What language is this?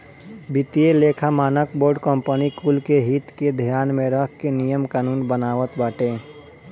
Bhojpuri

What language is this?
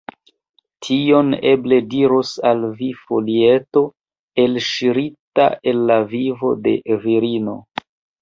Esperanto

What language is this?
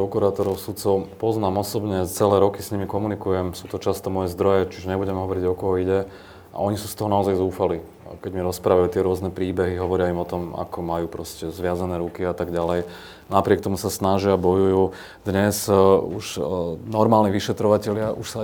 Slovak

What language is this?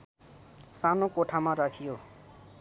Nepali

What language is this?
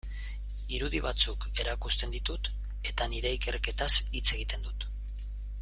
Basque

